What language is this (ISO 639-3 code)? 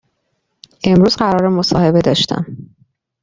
fas